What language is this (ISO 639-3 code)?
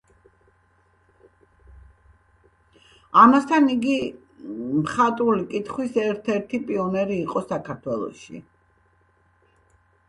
kat